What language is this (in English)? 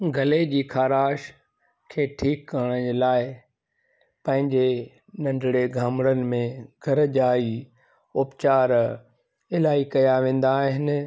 Sindhi